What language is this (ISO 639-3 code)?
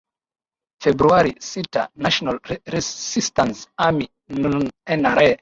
swa